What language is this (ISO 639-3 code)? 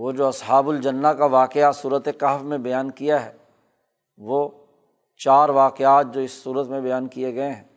urd